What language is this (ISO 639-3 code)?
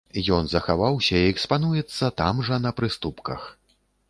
bel